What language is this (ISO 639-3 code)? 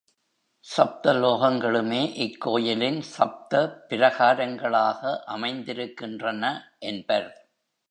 tam